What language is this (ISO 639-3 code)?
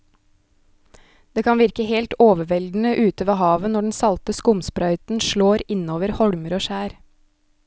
nor